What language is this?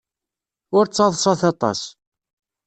Kabyle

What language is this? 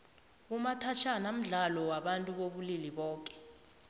South Ndebele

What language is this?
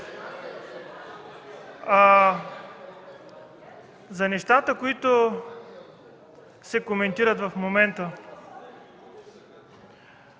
Bulgarian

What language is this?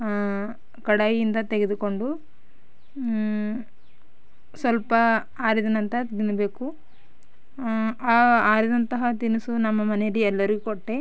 Kannada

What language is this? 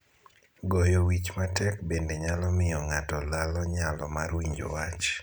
Luo (Kenya and Tanzania)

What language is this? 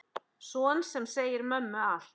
Icelandic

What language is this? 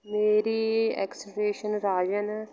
Punjabi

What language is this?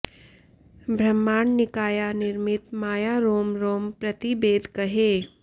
Sanskrit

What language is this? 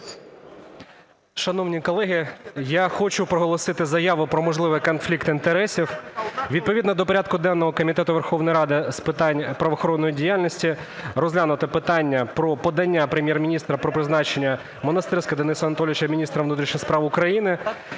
Ukrainian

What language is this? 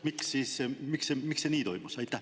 Estonian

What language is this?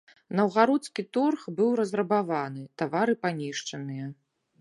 Belarusian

